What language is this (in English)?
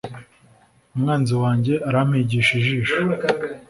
Kinyarwanda